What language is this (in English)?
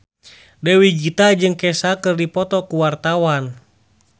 Sundanese